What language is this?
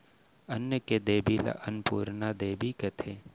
Chhattisgarhi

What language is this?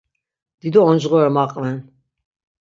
Laz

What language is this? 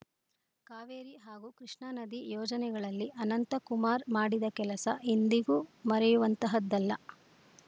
Kannada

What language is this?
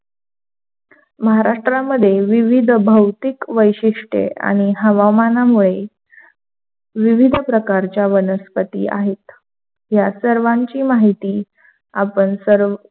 Marathi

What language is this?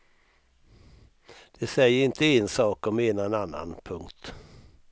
Swedish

